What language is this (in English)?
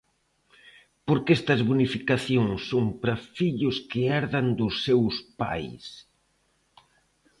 Galician